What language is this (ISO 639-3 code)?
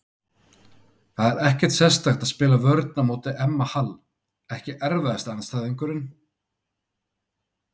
isl